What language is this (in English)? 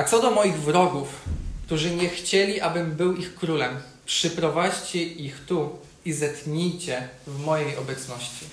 Polish